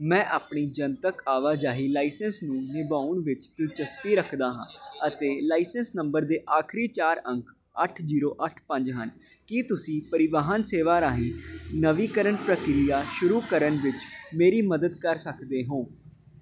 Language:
Punjabi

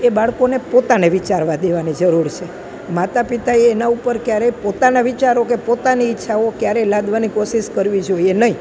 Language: Gujarati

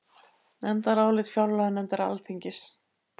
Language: Icelandic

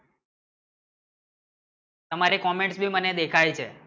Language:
Gujarati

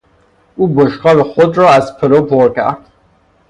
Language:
Persian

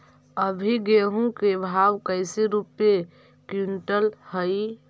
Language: Magahi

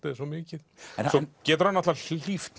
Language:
Icelandic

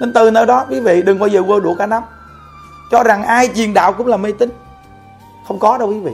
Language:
Vietnamese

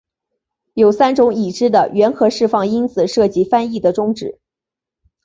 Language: Chinese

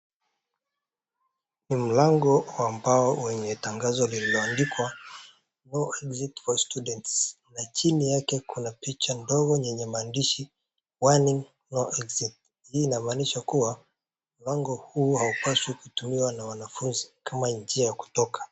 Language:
Swahili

